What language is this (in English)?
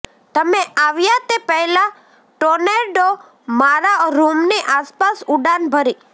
Gujarati